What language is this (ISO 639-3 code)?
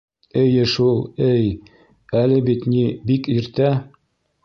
bak